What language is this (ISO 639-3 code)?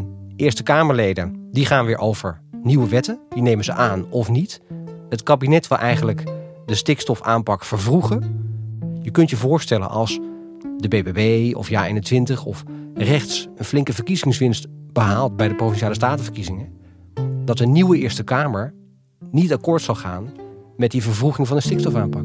nld